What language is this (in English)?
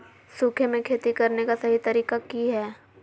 Magahi